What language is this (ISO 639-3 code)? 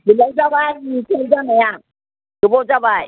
brx